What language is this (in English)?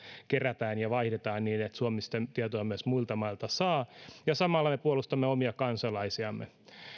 Finnish